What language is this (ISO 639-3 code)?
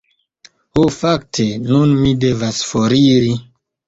epo